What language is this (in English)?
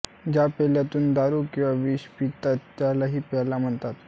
Marathi